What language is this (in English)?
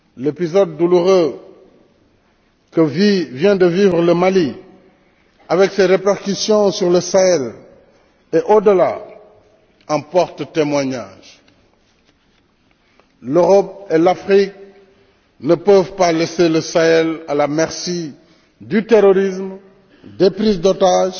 French